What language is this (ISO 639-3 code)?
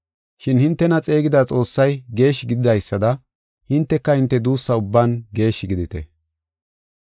gof